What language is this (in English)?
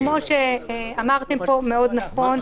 Hebrew